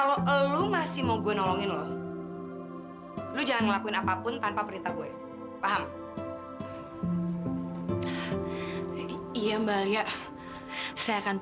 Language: Indonesian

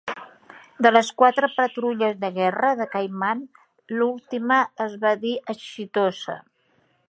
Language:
Catalan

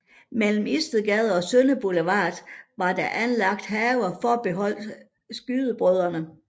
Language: Danish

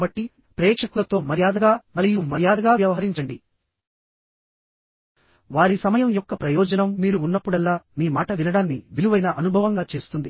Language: Telugu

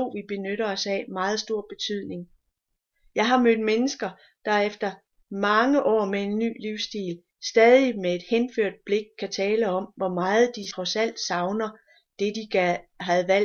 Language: Danish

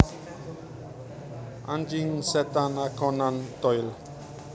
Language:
Javanese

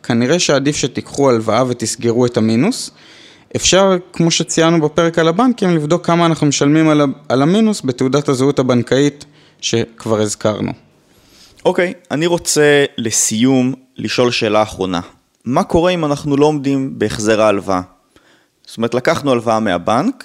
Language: Hebrew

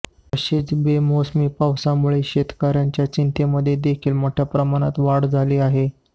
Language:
Marathi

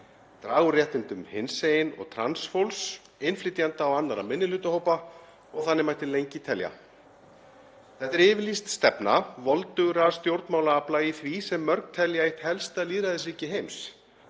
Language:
Icelandic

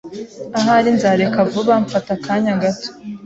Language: Kinyarwanda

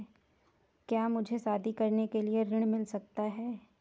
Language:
Hindi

